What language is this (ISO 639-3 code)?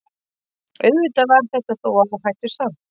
isl